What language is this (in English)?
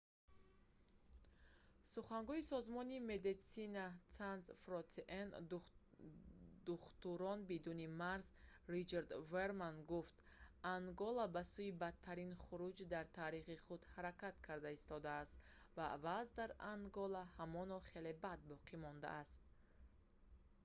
Tajik